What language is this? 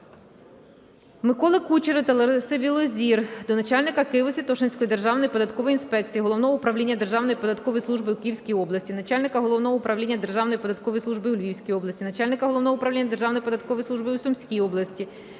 Ukrainian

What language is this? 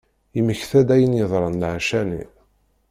Kabyle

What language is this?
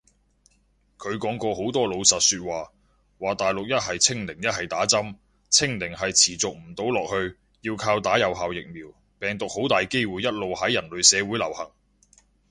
Cantonese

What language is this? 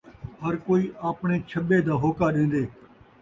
Saraiki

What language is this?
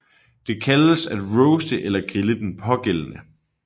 Danish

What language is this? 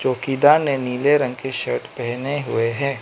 Hindi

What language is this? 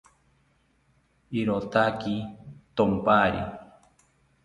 South Ucayali Ashéninka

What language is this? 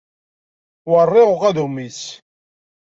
Kabyle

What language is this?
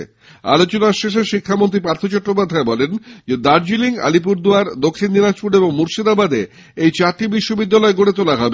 Bangla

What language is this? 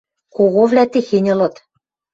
Western Mari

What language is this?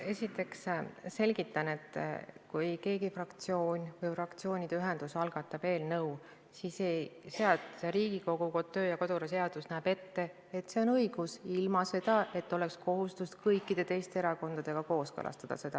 Estonian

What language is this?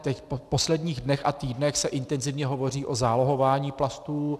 Czech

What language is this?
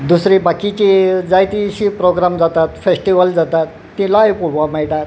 Konkani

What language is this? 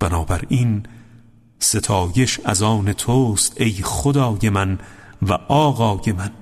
Persian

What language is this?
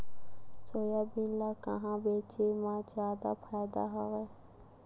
Chhattisgarhi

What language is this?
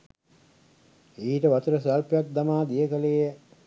Sinhala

